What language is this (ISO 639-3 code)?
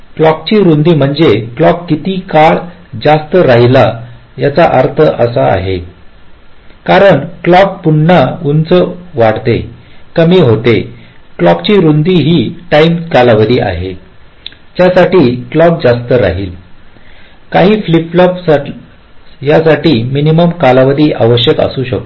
mar